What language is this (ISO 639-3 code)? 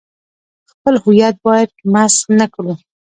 pus